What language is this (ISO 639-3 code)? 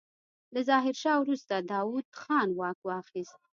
pus